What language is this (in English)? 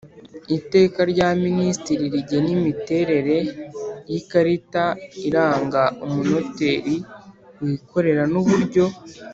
Kinyarwanda